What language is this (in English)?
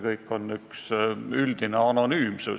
Estonian